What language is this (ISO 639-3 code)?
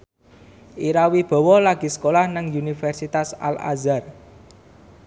jav